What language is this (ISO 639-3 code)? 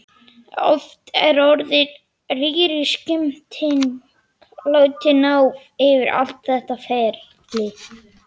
isl